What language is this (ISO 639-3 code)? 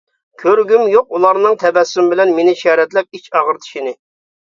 uig